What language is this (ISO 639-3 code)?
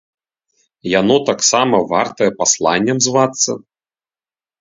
bel